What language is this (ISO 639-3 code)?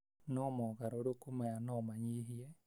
kik